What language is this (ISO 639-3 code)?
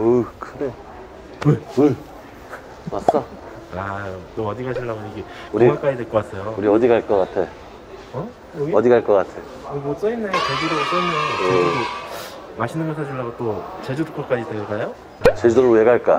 kor